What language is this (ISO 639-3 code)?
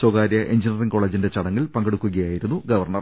mal